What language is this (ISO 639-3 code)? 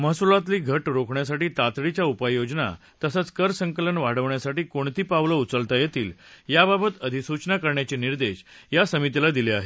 mar